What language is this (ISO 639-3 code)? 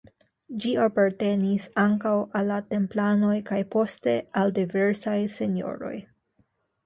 epo